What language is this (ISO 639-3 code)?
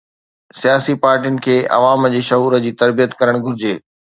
snd